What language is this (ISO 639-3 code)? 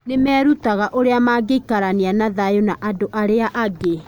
kik